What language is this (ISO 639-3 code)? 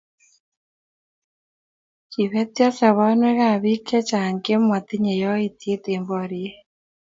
kln